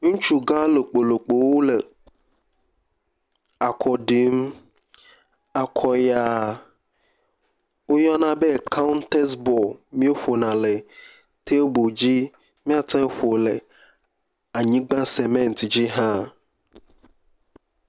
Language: Ewe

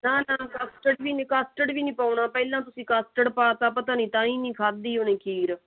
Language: Punjabi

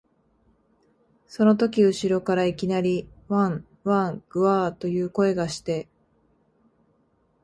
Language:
Japanese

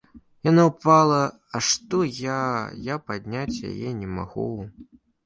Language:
Belarusian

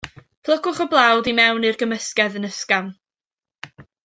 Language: Welsh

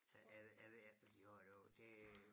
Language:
Danish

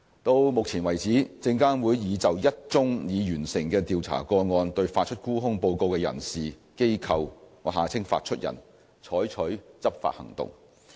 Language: Cantonese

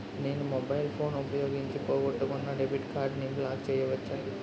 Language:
Telugu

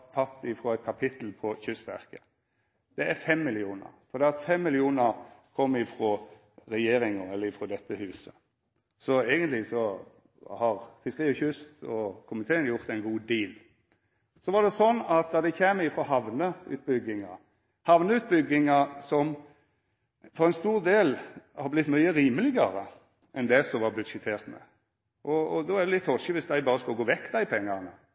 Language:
Norwegian Nynorsk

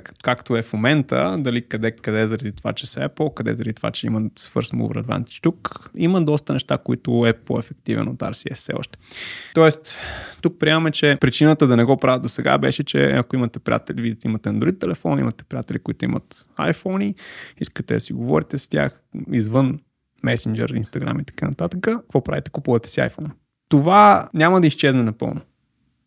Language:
Bulgarian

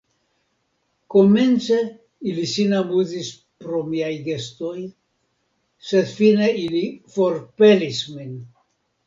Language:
Esperanto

